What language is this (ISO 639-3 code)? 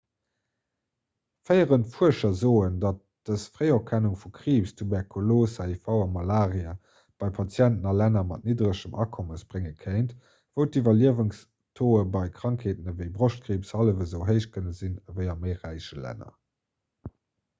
ltz